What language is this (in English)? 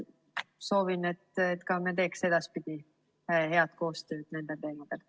Estonian